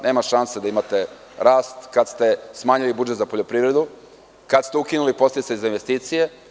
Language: Serbian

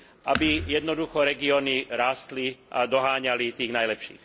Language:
Slovak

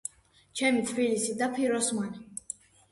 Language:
Georgian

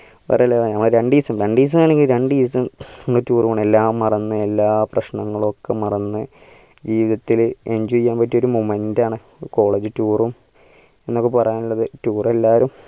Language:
Malayalam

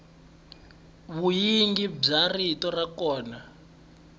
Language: Tsonga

